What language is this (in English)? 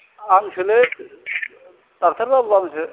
Bodo